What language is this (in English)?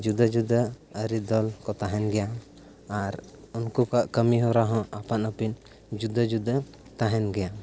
Santali